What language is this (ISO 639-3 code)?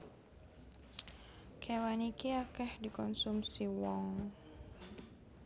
jav